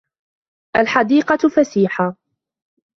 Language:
Arabic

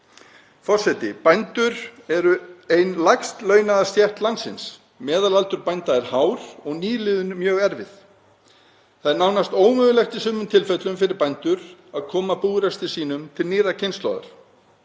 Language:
Icelandic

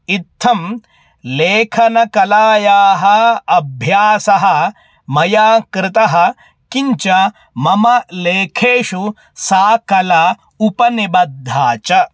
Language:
Sanskrit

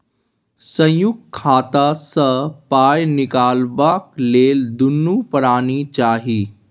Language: Maithili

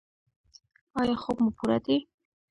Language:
Pashto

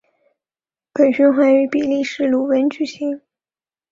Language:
Chinese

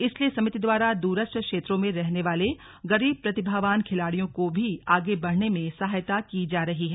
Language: Hindi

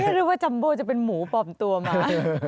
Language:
Thai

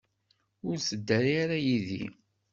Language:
Kabyle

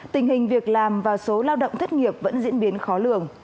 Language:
Vietnamese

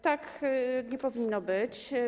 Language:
Polish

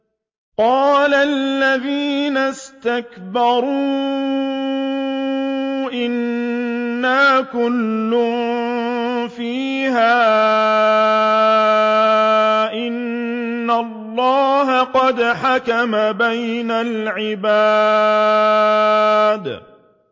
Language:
Arabic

